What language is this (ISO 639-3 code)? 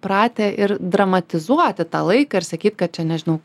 lit